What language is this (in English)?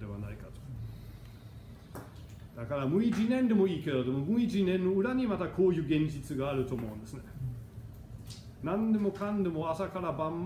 Japanese